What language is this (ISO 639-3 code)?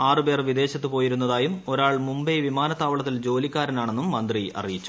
mal